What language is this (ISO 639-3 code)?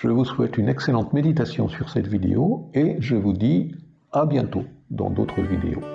fra